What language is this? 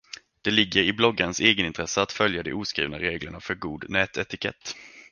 Swedish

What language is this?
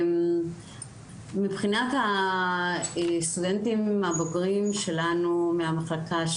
Hebrew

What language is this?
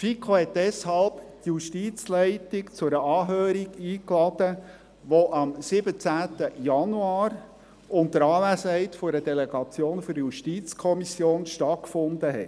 Swiss German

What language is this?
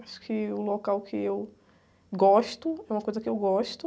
Portuguese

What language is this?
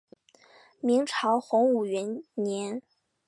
Chinese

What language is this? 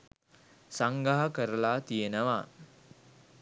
Sinhala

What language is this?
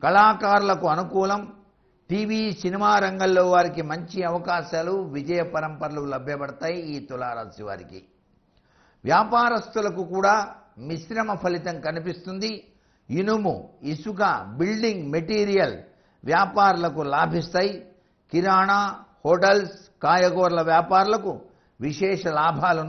Indonesian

